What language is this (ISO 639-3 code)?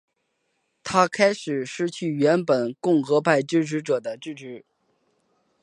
zho